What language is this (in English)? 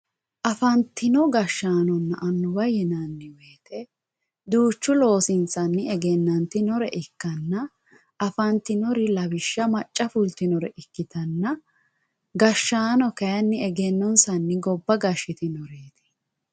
Sidamo